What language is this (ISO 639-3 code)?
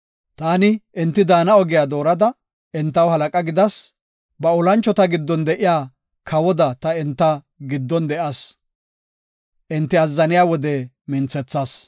gof